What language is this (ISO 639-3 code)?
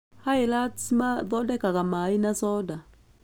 kik